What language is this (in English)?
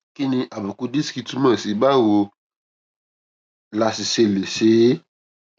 Yoruba